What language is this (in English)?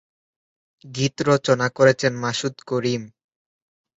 Bangla